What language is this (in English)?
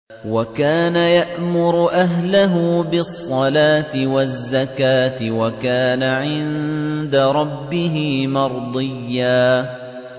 Arabic